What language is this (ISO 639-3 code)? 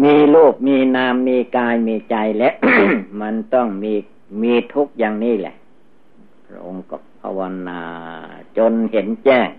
tha